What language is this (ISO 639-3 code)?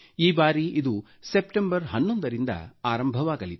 kan